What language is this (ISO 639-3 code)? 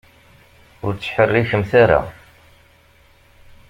kab